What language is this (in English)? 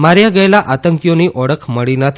Gujarati